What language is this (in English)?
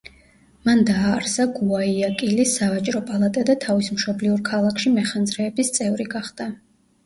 Georgian